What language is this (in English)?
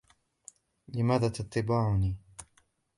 Arabic